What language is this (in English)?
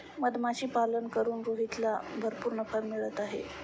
Marathi